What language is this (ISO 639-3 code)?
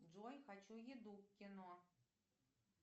rus